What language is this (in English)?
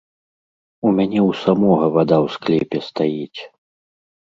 Belarusian